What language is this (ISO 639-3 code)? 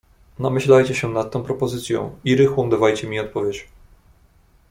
pol